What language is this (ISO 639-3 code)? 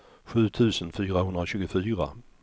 swe